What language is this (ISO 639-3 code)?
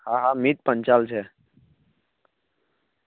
guj